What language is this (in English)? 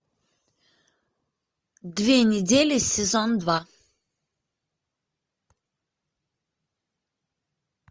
Russian